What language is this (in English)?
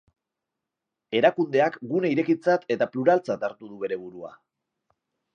Basque